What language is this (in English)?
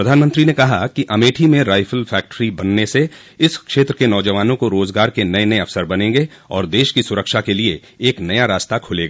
Hindi